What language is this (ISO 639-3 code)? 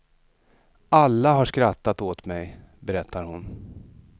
swe